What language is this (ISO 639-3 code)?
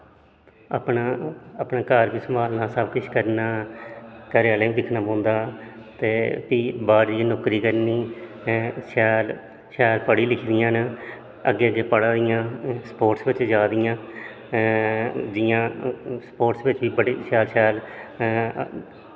doi